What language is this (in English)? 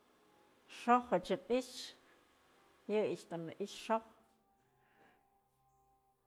Mazatlán Mixe